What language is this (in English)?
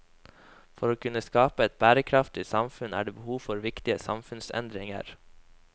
Norwegian